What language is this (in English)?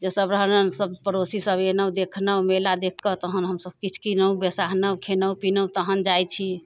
Maithili